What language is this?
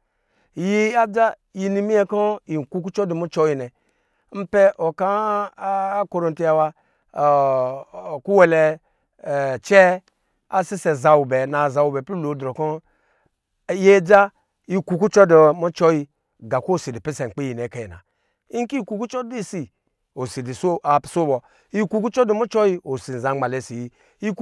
Lijili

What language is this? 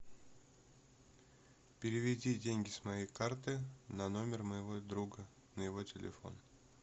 Russian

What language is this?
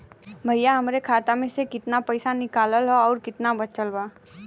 Bhojpuri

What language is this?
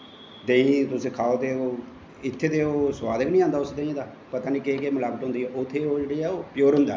Dogri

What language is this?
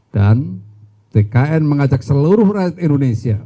Indonesian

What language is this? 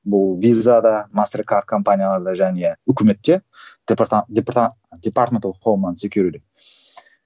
Kazakh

